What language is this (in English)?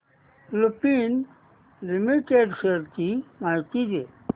Marathi